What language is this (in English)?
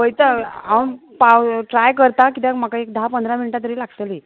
Konkani